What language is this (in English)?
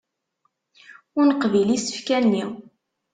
Kabyle